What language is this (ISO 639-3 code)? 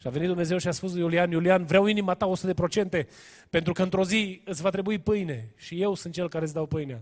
ron